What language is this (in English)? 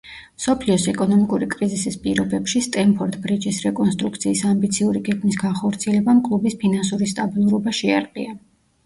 Georgian